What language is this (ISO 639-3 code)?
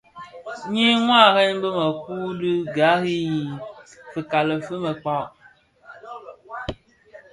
ksf